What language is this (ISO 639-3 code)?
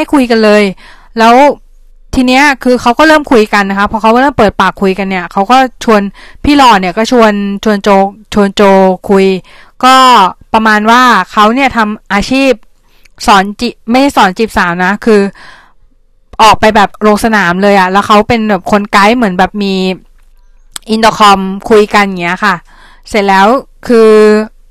tha